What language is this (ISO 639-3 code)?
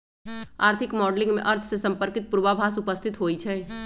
mag